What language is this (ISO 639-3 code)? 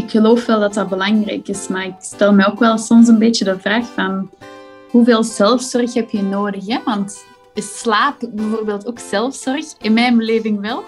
nld